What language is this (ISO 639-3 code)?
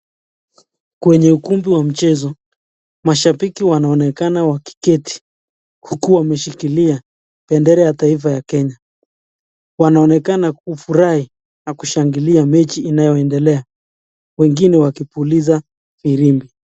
swa